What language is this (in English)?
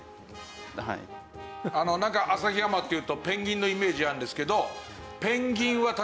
Japanese